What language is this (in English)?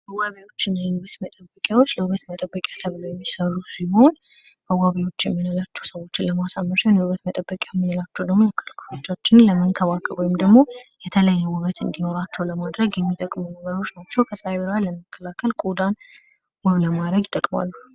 Amharic